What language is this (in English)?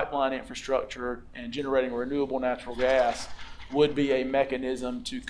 English